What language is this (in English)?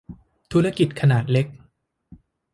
Thai